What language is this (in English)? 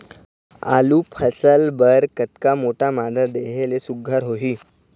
Chhattisgarhi